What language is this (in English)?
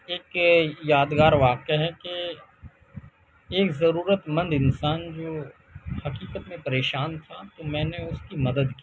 Urdu